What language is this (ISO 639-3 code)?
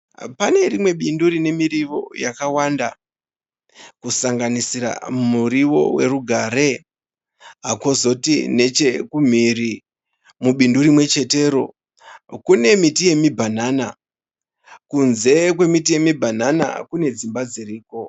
sna